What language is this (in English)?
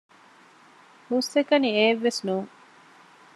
Divehi